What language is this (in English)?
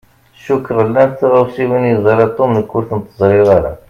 Kabyle